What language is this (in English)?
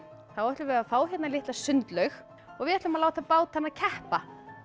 Icelandic